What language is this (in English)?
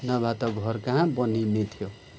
Nepali